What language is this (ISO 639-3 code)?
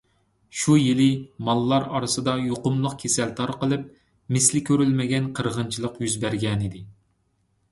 uig